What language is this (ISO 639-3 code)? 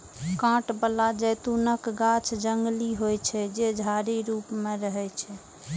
mai